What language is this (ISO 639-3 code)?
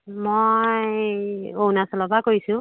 asm